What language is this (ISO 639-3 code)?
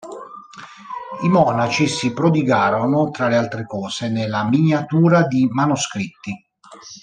ita